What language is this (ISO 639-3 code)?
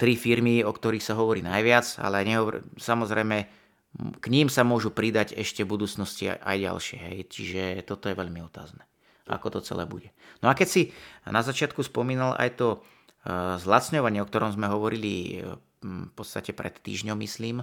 slk